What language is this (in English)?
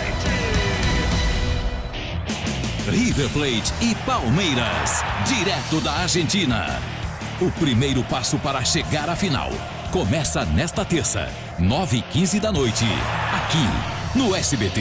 Portuguese